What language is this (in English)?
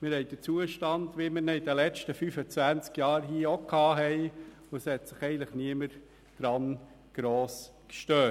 Swiss German